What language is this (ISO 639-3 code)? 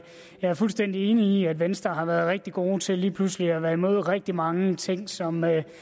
dan